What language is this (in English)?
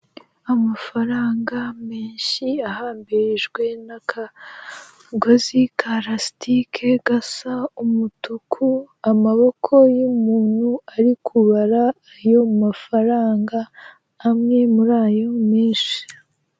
Kinyarwanda